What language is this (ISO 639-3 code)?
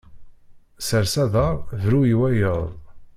kab